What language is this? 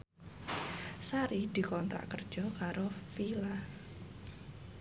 Javanese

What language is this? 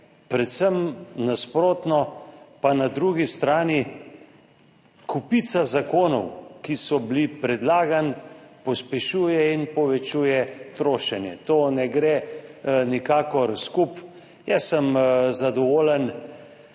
Slovenian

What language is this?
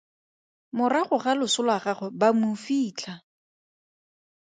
Tswana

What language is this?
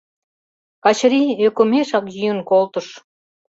Mari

